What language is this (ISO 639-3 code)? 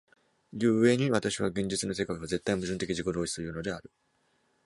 jpn